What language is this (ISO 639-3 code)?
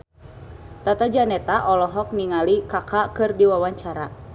sun